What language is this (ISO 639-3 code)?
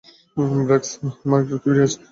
ben